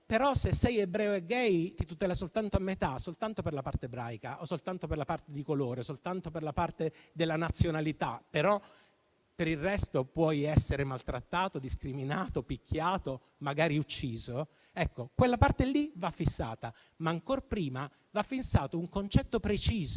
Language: Italian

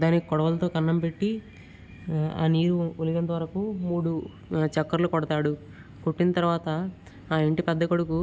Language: Telugu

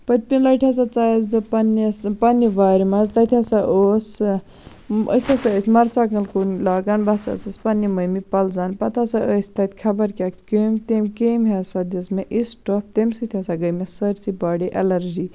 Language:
Kashmiri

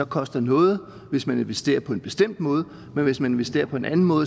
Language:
Danish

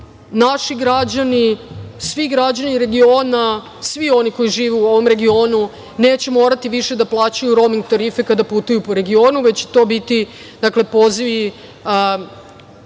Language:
Serbian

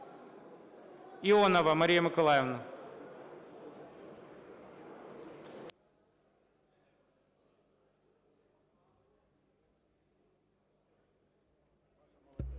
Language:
Ukrainian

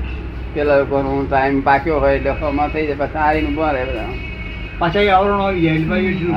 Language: Gujarati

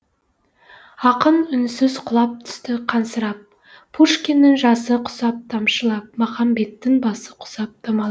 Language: Kazakh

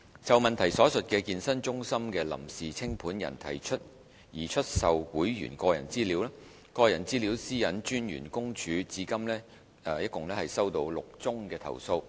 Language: Cantonese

